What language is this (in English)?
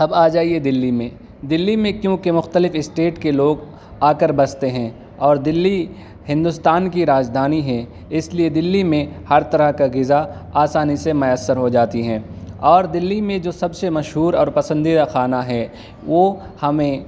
Urdu